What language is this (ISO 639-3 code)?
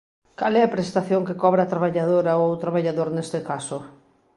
glg